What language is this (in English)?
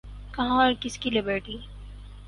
Urdu